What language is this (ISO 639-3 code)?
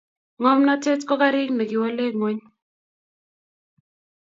kln